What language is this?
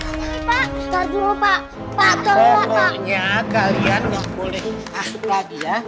Indonesian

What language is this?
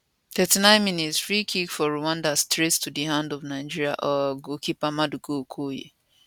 Nigerian Pidgin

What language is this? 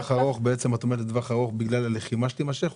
Hebrew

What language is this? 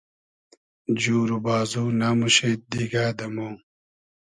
Hazaragi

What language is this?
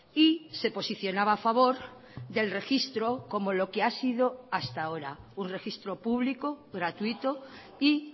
Spanish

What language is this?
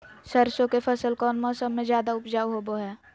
Magahi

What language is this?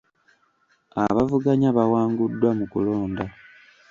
Ganda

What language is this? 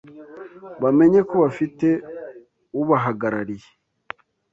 Kinyarwanda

